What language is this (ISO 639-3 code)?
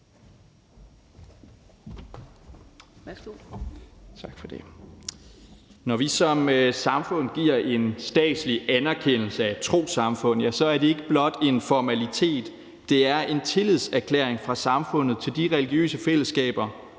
dan